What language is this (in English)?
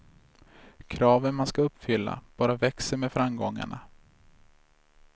Swedish